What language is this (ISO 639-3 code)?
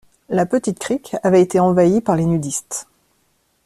fra